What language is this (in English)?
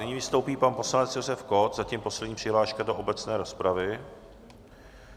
Czech